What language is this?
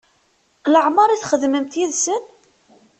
Kabyle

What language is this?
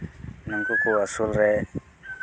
Santali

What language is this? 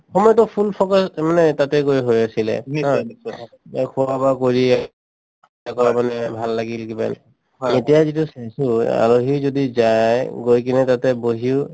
Assamese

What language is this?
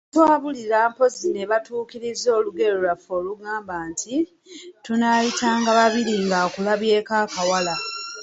Ganda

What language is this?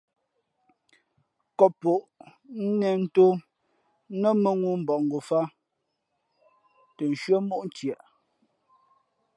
Fe'fe'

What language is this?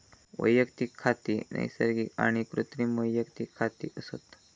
Marathi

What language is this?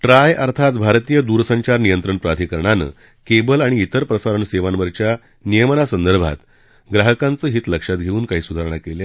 Marathi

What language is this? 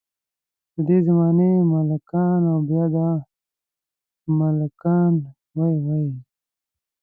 Pashto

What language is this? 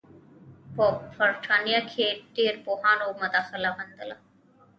Pashto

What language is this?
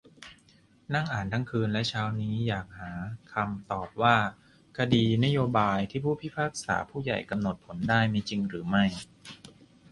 Thai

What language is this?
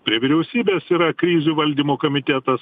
Lithuanian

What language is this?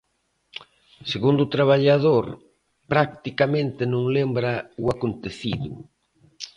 Galician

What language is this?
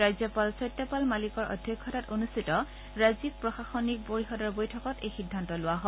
Assamese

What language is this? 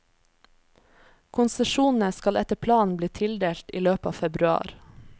Norwegian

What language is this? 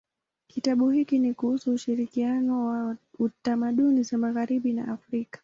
Swahili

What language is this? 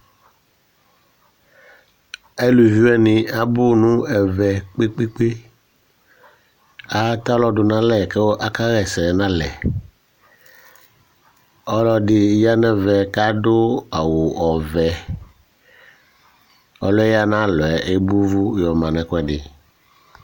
Ikposo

